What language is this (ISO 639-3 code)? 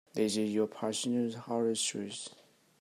eng